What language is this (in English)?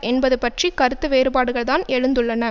Tamil